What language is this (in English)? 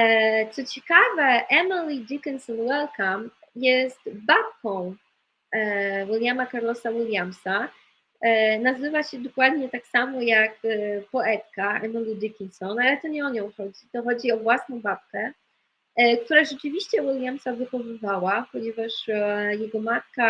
Polish